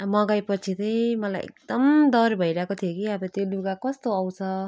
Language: Nepali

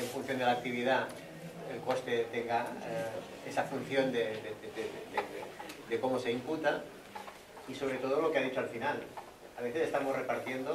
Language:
Spanish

